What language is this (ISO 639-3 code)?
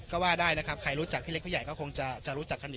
tha